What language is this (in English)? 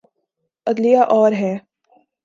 Urdu